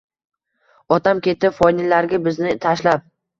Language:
Uzbek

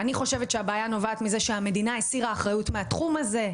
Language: Hebrew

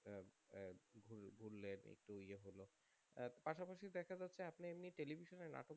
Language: Bangla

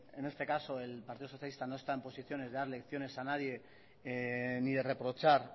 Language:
Spanish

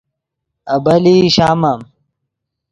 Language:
Yidgha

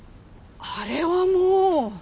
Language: Japanese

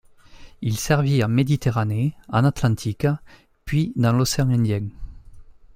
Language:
French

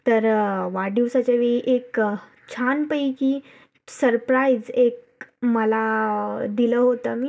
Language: Marathi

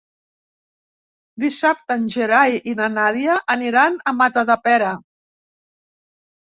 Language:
Catalan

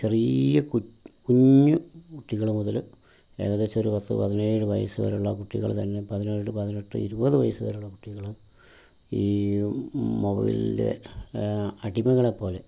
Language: Malayalam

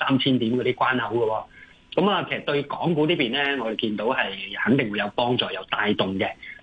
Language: Chinese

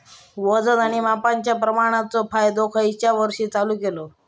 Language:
Marathi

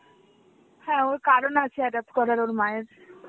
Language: Bangla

